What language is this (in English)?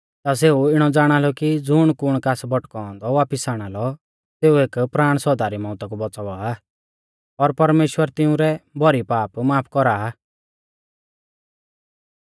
Mahasu Pahari